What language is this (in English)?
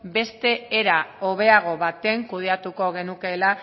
Basque